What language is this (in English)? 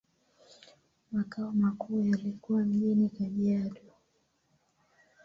Swahili